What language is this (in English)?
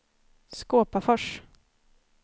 Swedish